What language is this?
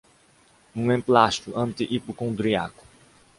Portuguese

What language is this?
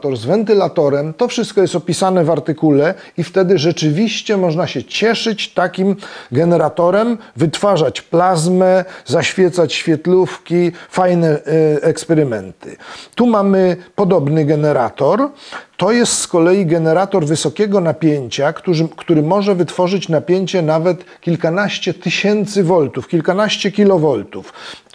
Polish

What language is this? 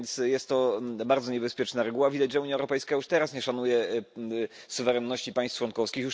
Polish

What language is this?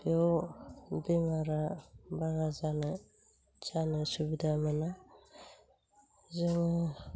Bodo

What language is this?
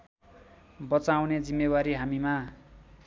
Nepali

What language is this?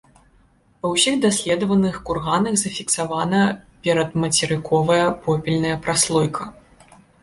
Belarusian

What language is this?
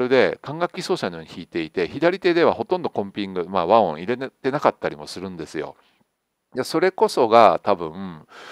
Japanese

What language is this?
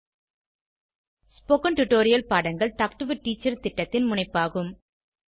Tamil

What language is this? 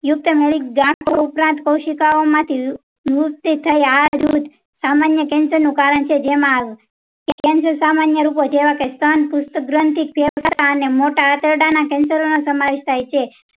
Gujarati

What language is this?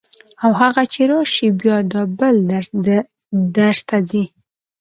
Pashto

